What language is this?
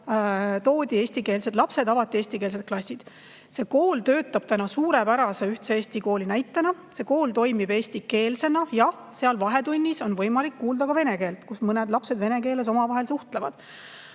Estonian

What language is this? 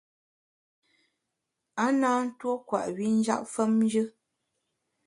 Bamun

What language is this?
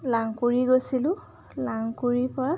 Assamese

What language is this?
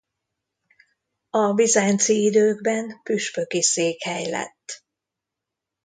Hungarian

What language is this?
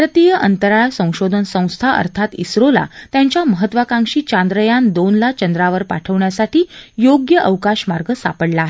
Marathi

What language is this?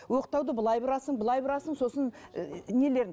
Kazakh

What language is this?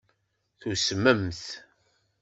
Kabyle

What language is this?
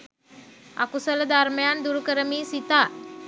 Sinhala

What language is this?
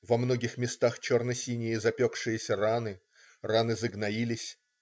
Russian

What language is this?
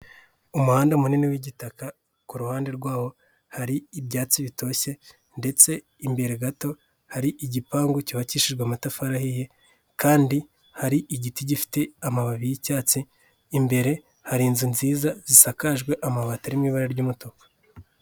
Kinyarwanda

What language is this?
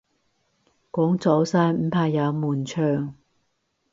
Cantonese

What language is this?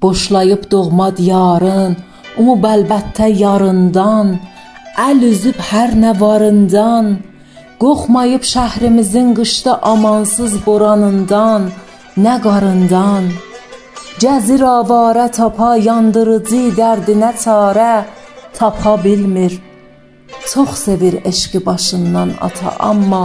Persian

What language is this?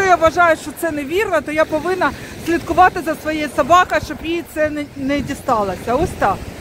Ukrainian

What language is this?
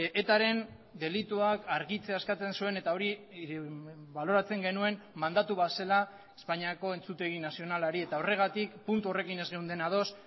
Basque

